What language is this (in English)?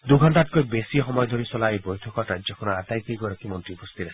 Assamese